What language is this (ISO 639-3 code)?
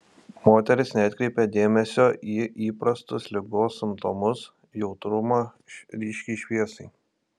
lit